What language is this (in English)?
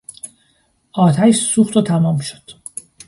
Persian